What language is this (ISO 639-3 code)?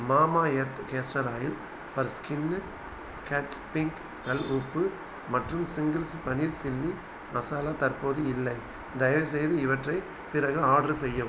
tam